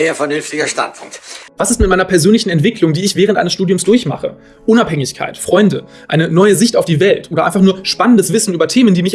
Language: German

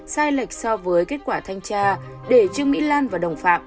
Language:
Vietnamese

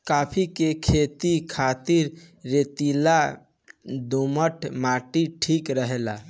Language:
Bhojpuri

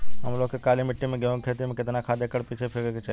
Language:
Bhojpuri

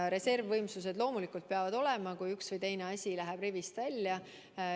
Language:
Estonian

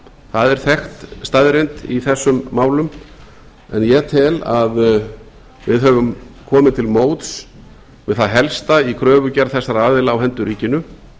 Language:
Icelandic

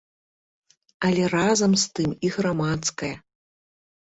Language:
Belarusian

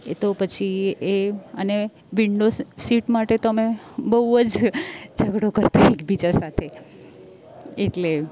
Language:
Gujarati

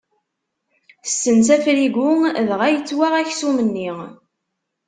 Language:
Kabyle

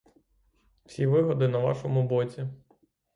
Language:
Ukrainian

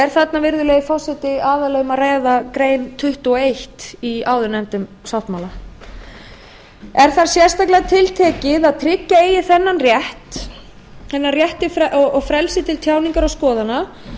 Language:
Icelandic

